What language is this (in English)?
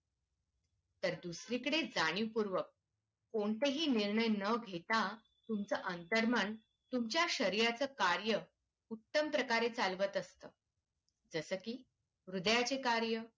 Marathi